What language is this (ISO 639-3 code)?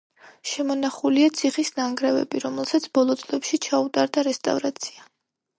kat